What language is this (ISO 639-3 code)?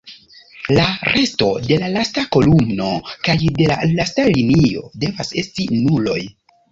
epo